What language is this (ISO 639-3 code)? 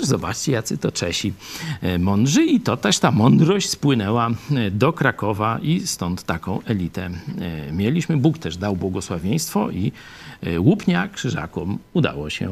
pol